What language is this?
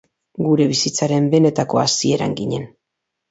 Basque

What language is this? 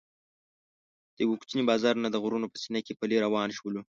Pashto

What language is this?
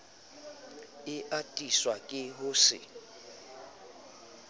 Southern Sotho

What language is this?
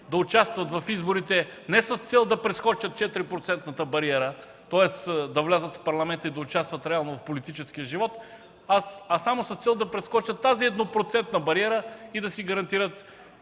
Bulgarian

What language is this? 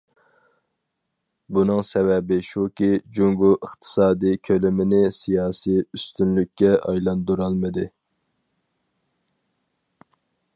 Uyghur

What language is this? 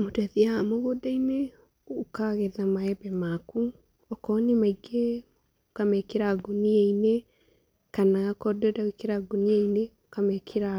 Kikuyu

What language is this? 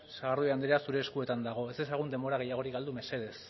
Basque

